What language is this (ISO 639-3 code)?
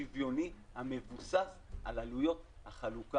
heb